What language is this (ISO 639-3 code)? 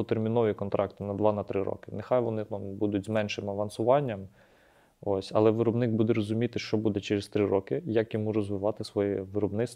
ukr